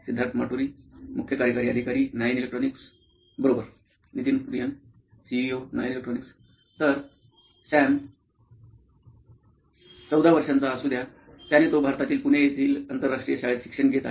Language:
Marathi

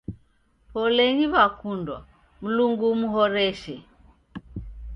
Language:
Taita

